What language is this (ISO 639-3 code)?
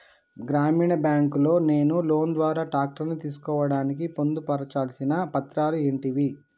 tel